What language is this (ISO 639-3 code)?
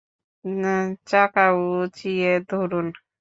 ben